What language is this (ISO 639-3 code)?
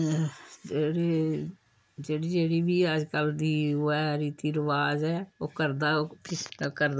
doi